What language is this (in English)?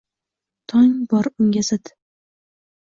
Uzbek